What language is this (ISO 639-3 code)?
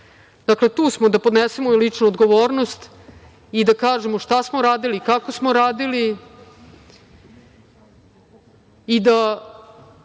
srp